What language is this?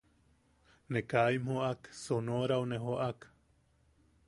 Yaqui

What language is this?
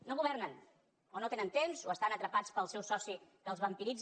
Catalan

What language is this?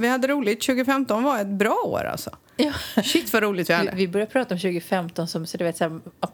Swedish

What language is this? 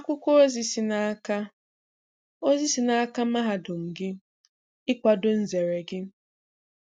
Igbo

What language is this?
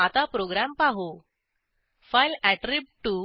Marathi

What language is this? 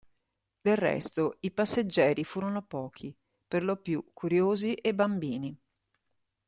Italian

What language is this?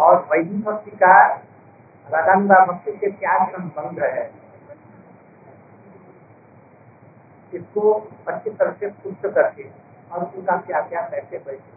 Hindi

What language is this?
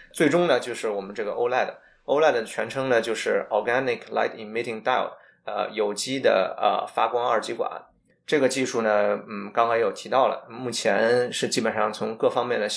Chinese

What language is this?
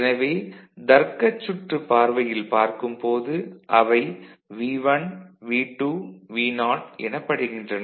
Tamil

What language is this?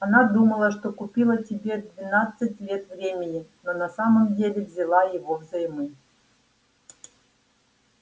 Russian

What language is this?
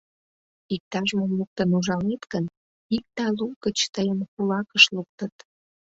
Mari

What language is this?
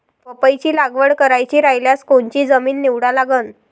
Marathi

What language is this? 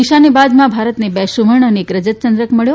Gujarati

